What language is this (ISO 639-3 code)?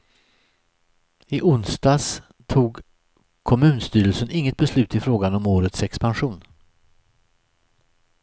swe